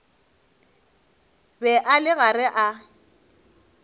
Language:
Northern Sotho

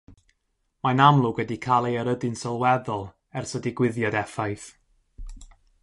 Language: Welsh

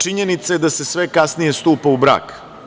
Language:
Serbian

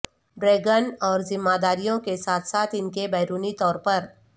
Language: Urdu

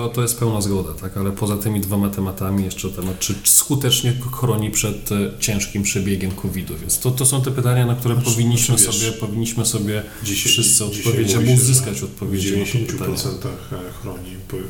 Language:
Polish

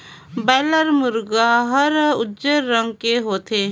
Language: Chhattisgarhi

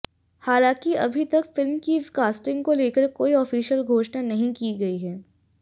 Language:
Hindi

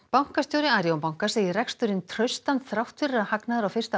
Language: Icelandic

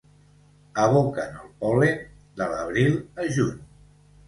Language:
Catalan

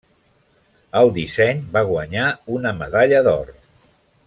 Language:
Catalan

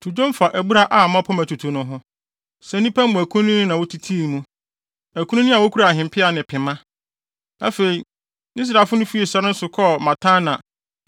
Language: Akan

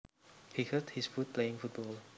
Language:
Javanese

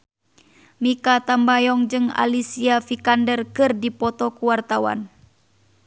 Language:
Sundanese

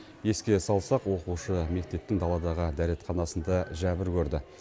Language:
Kazakh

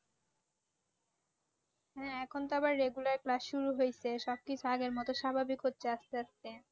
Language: Bangla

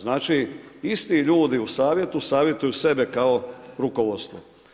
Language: Croatian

